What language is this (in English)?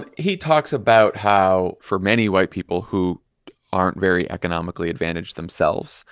English